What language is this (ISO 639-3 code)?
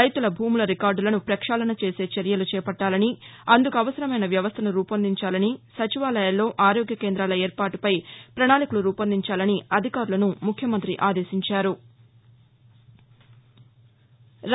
tel